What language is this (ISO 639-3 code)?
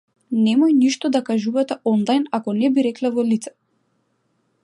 mkd